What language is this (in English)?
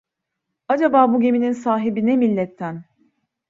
Turkish